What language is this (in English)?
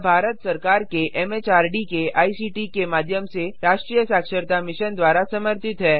Hindi